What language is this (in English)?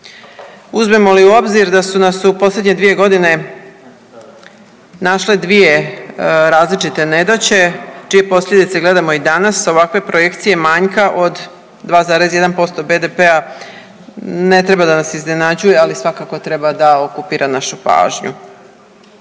Croatian